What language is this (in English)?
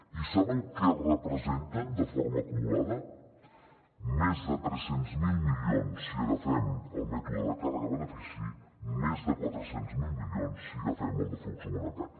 Catalan